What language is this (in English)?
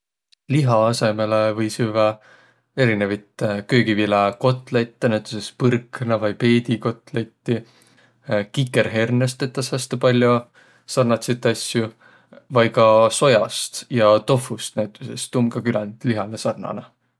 Võro